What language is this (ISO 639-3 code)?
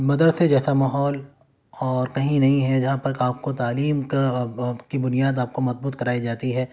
urd